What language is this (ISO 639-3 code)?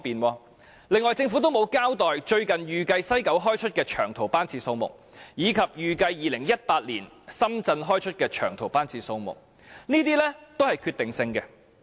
yue